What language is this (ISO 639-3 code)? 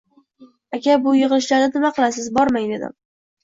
uzb